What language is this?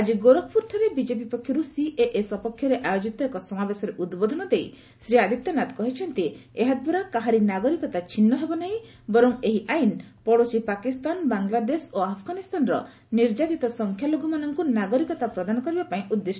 Odia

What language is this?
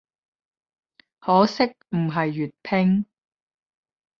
Cantonese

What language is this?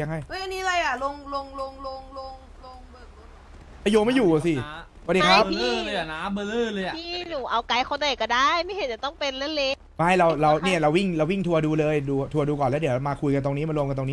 Thai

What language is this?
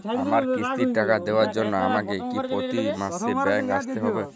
Bangla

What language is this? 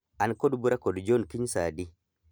Luo (Kenya and Tanzania)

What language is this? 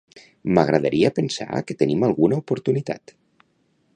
Catalan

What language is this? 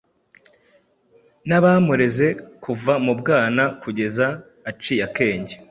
Kinyarwanda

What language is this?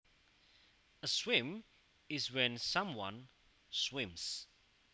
Javanese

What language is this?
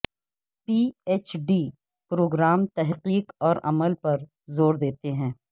Urdu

